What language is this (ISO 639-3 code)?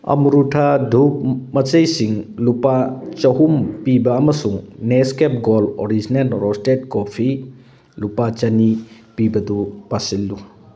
mni